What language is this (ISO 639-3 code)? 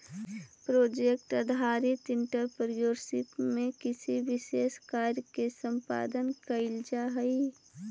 mag